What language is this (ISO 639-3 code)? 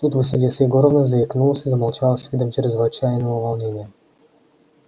rus